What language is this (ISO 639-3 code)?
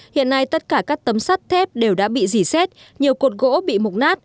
vie